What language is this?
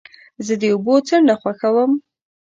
Pashto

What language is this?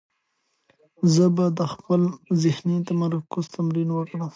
Pashto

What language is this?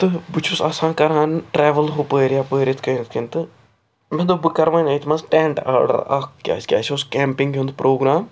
Kashmiri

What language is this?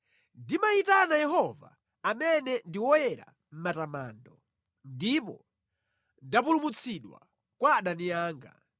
Nyanja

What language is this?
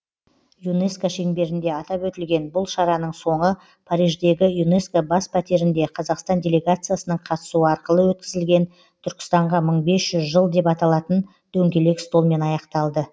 Kazakh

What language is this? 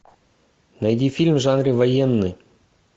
Russian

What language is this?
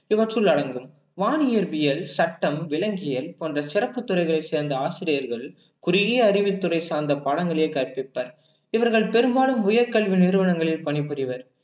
Tamil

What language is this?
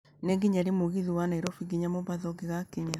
Kikuyu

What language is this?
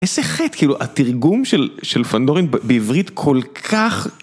Hebrew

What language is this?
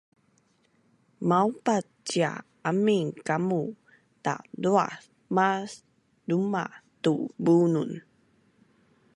Bunun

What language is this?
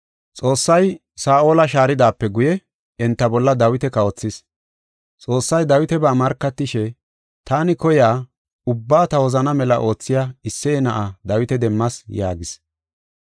Gofa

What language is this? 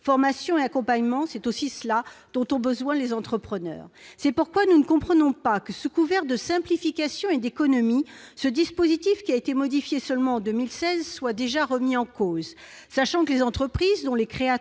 French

